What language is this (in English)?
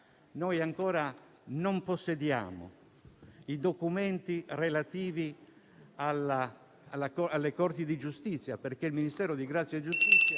Italian